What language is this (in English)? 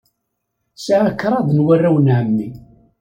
Kabyle